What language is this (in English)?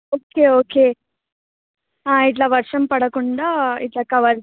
Telugu